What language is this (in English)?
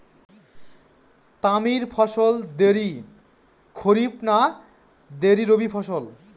Bangla